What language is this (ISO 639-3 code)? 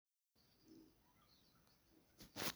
som